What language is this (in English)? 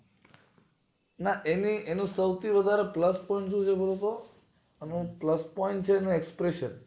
Gujarati